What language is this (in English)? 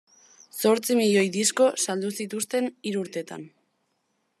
Basque